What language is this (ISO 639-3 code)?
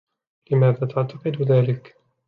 ara